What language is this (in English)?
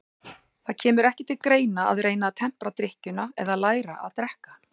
Icelandic